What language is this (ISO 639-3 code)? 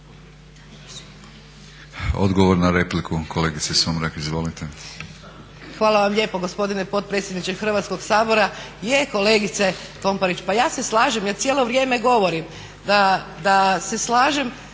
hrv